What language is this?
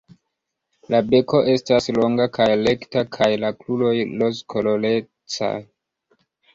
Esperanto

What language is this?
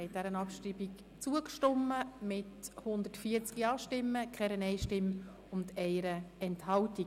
Swiss German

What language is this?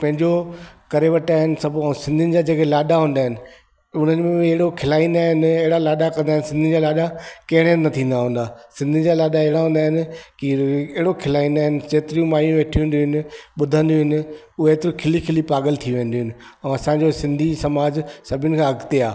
Sindhi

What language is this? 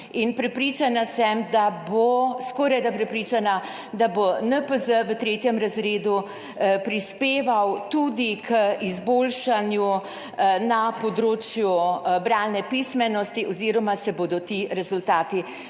Slovenian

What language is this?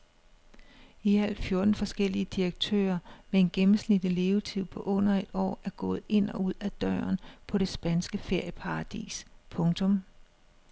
Danish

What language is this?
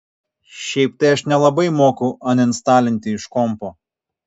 Lithuanian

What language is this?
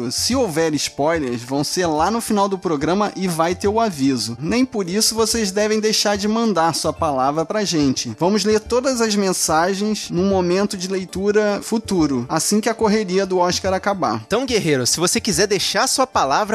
Portuguese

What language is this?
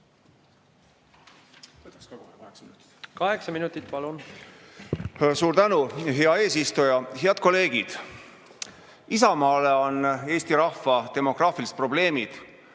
Estonian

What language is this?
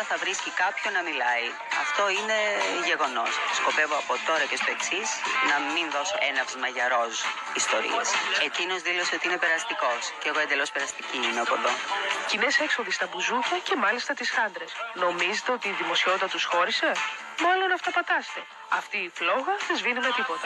Greek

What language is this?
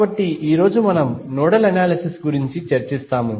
Telugu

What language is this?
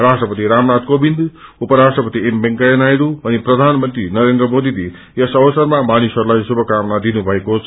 Nepali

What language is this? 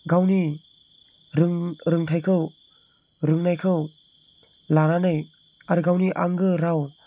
Bodo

